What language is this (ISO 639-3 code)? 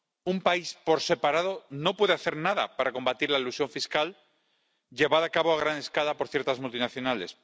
spa